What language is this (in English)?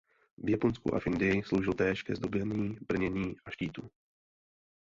Czech